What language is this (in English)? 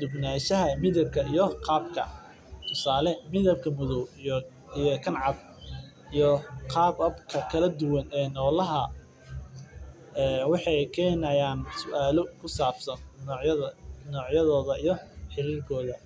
Somali